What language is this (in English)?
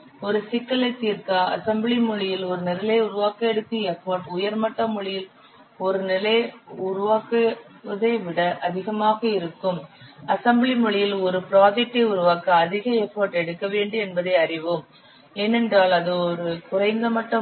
Tamil